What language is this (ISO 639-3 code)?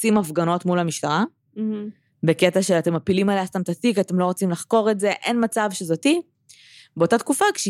heb